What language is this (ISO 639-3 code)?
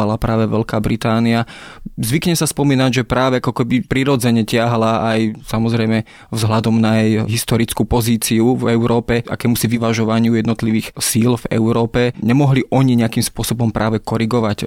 slk